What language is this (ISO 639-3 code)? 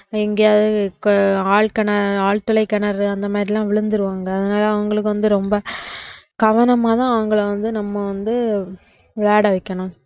tam